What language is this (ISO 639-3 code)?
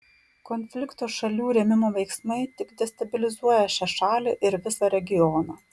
lit